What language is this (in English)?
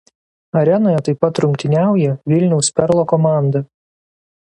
Lithuanian